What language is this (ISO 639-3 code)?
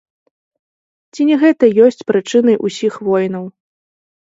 bel